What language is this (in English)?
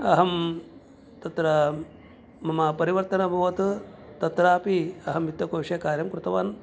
Sanskrit